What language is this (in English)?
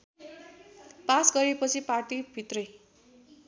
Nepali